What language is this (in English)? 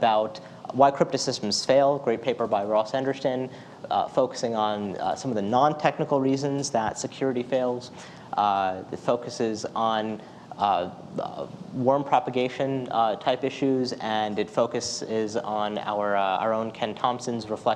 English